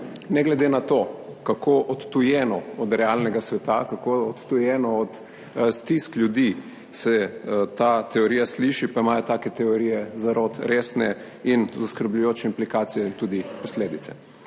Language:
Slovenian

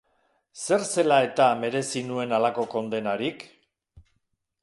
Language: Basque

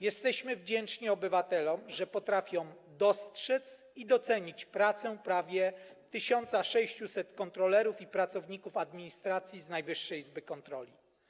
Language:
Polish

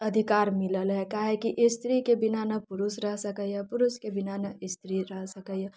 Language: Maithili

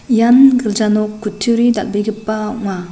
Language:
Garo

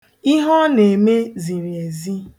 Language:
Igbo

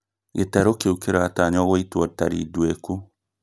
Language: Kikuyu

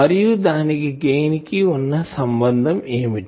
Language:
Telugu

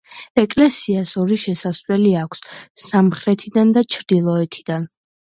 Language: Georgian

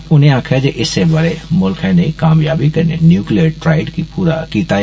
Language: Dogri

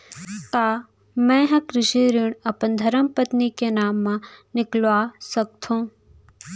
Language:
Chhattisgarhi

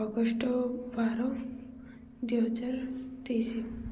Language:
Odia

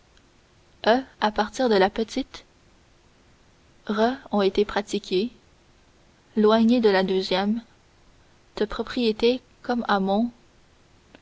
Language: French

